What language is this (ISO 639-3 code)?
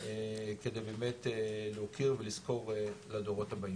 heb